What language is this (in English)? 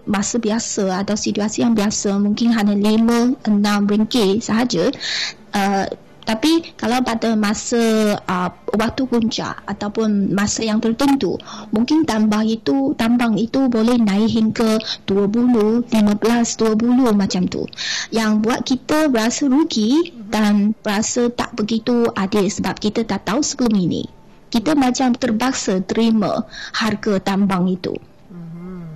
Malay